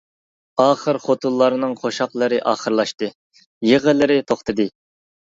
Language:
Uyghur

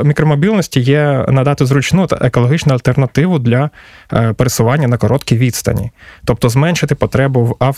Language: Ukrainian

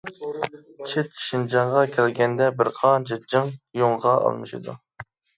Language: Uyghur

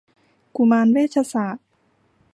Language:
Thai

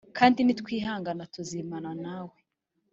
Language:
Kinyarwanda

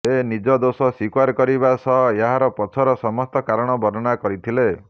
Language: Odia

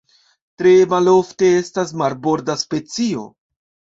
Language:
Esperanto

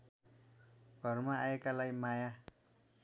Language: Nepali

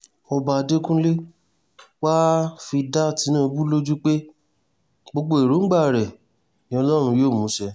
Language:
Yoruba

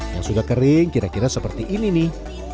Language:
Indonesian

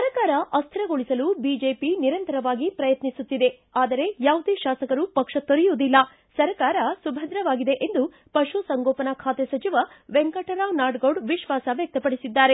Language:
Kannada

